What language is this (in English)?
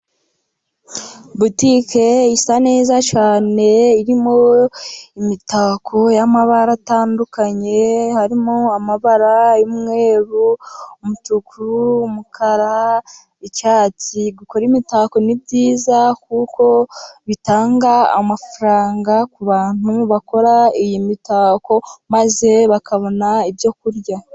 Kinyarwanda